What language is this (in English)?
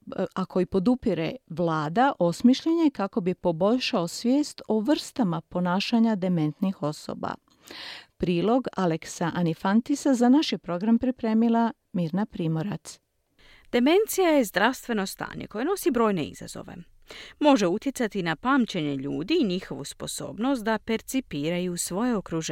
Croatian